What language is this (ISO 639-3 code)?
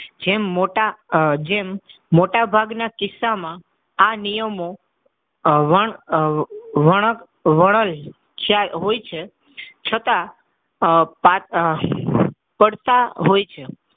guj